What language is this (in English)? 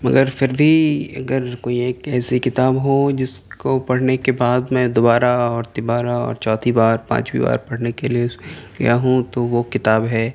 Urdu